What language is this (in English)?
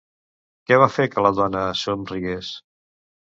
Catalan